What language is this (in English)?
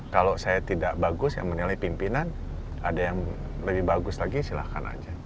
Indonesian